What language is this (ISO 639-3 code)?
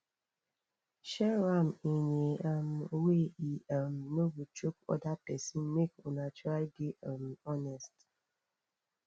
pcm